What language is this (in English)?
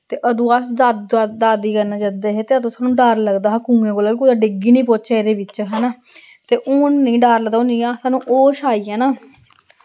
Dogri